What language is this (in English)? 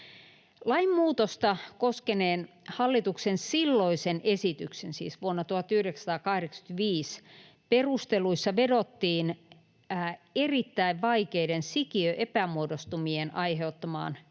Finnish